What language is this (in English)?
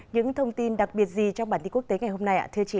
Vietnamese